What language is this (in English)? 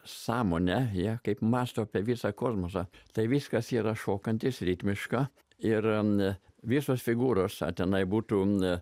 Lithuanian